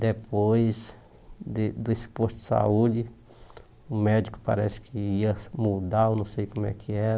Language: Portuguese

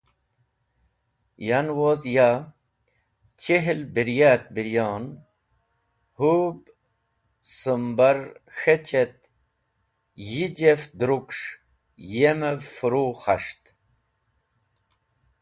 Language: Wakhi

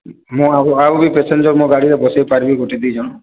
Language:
Odia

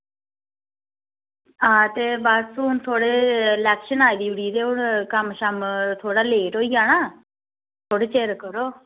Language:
Dogri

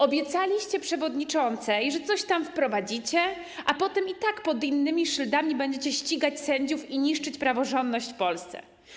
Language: Polish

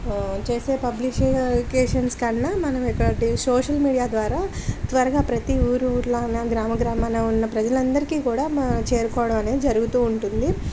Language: Telugu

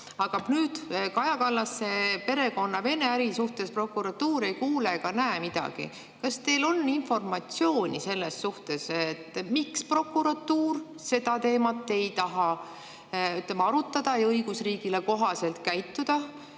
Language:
Estonian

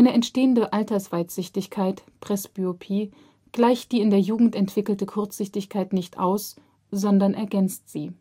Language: German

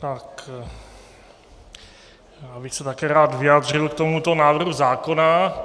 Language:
Czech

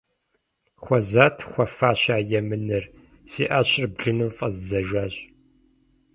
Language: Kabardian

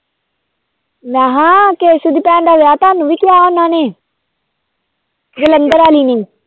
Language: Punjabi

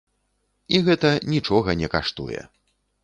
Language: Belarusian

